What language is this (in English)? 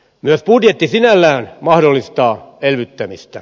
Finnish